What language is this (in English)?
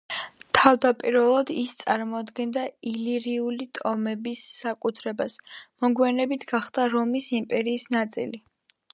Georgian